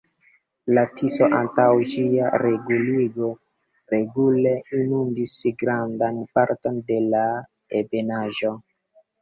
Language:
Esperanto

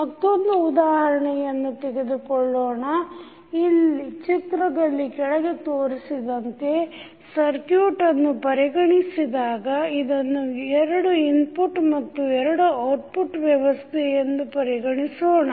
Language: Kannada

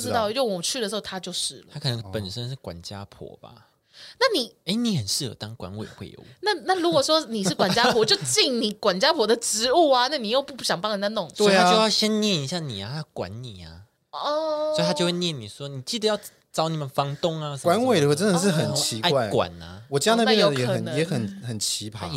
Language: Chinese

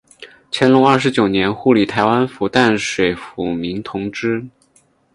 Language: Chinese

